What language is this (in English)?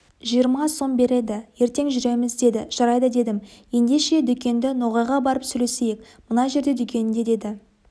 Kazakh